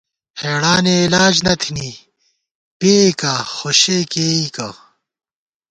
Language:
Gawar-Bati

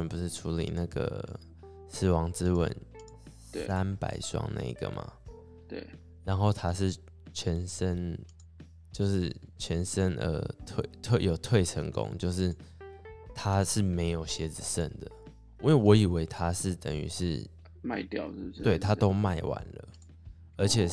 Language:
Chinese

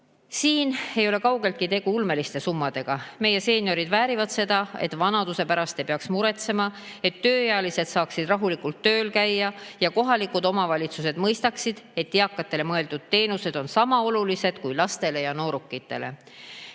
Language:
Estonian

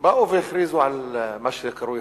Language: Hebrew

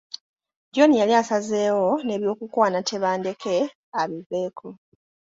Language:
Ganda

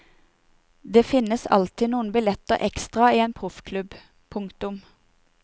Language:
Norwegian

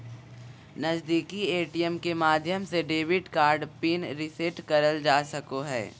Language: Magahi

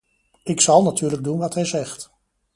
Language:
Dutch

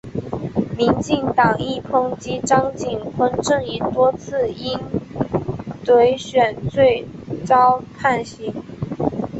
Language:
Chinese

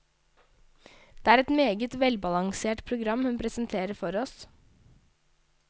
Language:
Norwegian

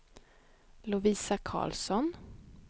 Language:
Swedish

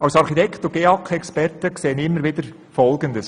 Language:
Swiss German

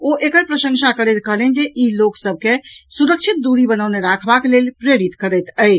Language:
Maithili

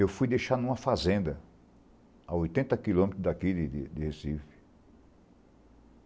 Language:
Portuguese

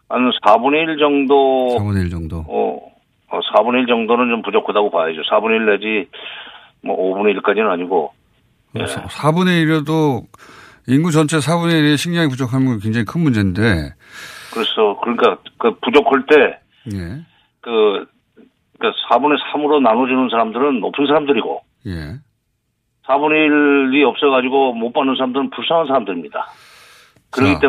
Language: Korean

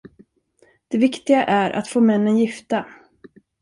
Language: Swedish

